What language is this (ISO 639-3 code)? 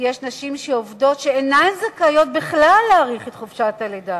heb